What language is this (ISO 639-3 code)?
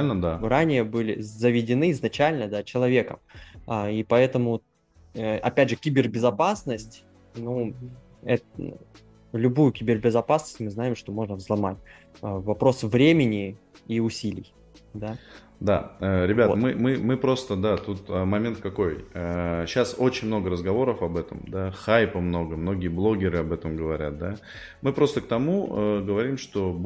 rus